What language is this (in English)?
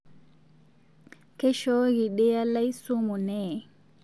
Masai